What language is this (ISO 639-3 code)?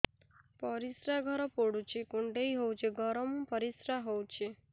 ori